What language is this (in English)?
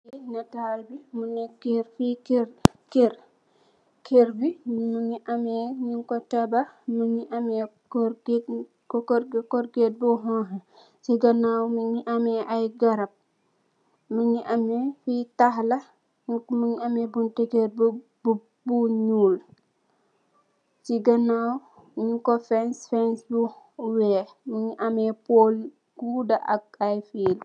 Wolof